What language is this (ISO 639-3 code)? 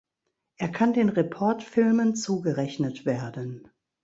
deu